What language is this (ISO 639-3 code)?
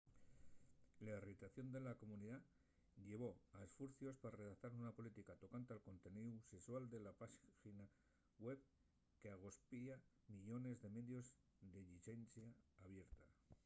ast